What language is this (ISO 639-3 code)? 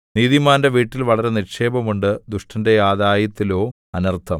mal